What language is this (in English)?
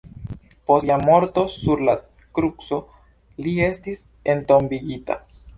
Esperanto